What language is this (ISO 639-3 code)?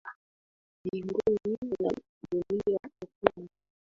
swa